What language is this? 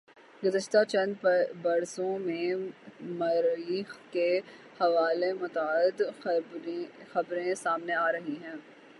Urdu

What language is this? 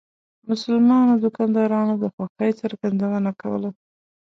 Pashto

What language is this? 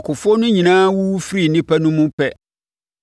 Akan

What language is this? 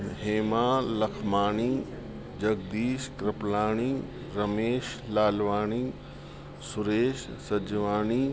Sindhi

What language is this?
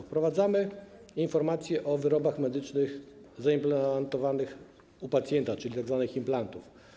Polish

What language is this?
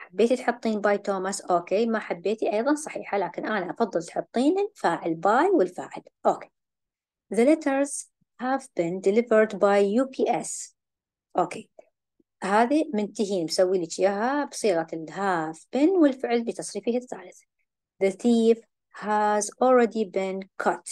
Arabic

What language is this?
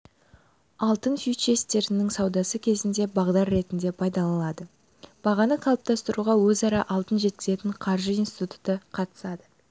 Kazakh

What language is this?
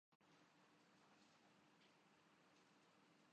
Urdu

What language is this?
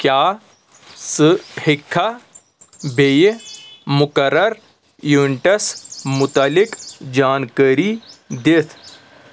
Kashmiri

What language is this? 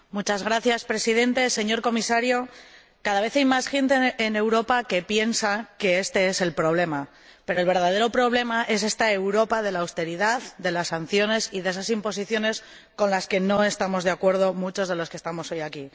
Spanish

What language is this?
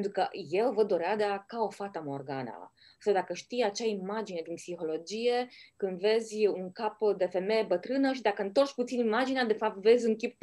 Romanian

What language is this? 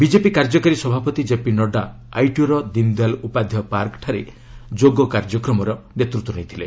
Odia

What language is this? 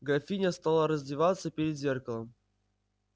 Russian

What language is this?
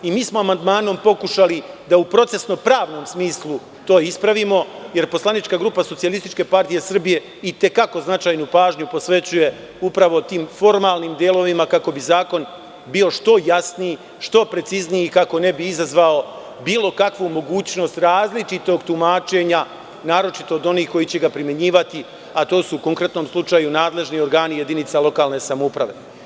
Serbian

